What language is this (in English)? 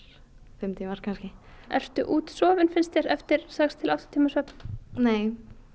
Icelandic